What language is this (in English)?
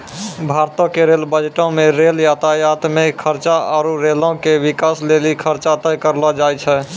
Maithili